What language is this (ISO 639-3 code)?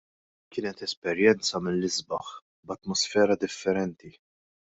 mlt